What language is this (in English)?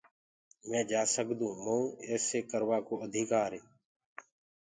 Gurgula